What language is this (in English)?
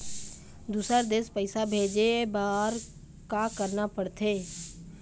Chhattisgarhi